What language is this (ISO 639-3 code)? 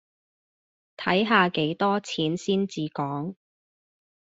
yue